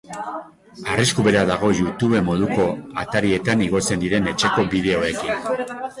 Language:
Basque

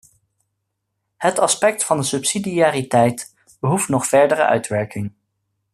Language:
Dutch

